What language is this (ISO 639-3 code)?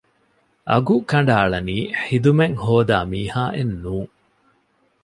div